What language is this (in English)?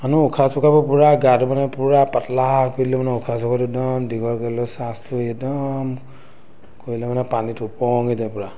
Assamese